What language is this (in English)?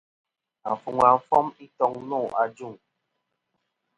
Kom